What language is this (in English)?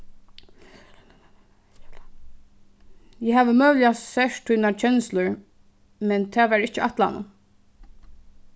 Faroese